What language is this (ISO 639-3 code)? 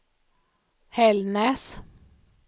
swe